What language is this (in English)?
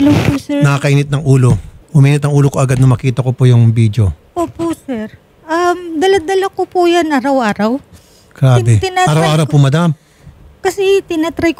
Filipino